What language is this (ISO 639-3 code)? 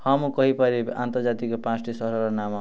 ori